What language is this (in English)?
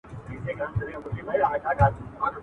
Pashto